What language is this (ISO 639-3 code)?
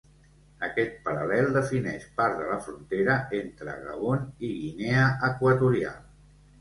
cat